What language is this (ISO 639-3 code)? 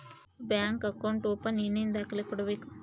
kan